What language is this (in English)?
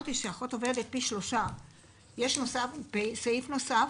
Hebrew